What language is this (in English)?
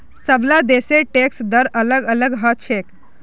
Magahi